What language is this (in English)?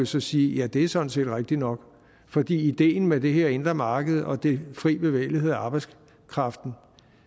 Danish